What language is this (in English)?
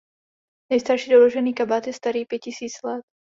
Czech